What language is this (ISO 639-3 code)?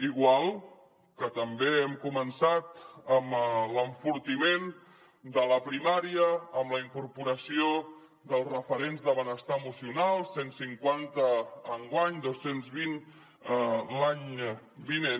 cat